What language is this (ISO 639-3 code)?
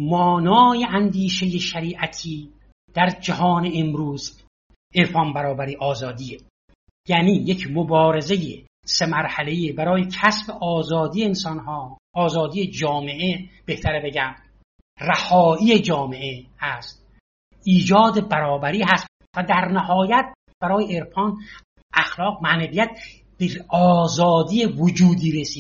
fas